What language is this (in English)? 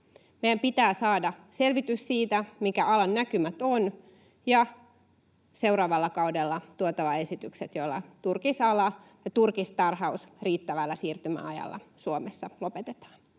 Finnish